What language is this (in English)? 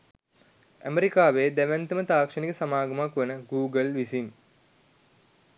Sinhala